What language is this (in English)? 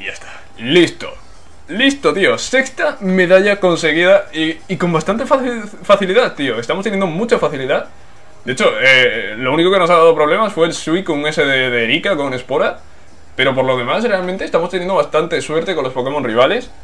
Spanish